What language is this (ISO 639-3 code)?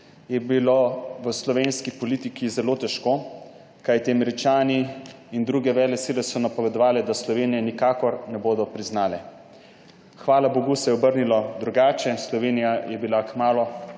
slv